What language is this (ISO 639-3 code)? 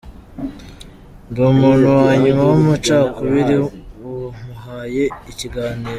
kin